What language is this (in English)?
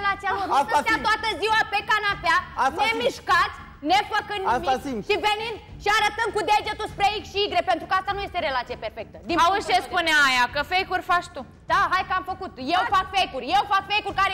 Romanian